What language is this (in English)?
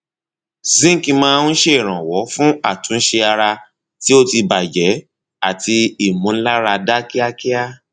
Yoruba